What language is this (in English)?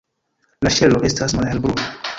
Esperanto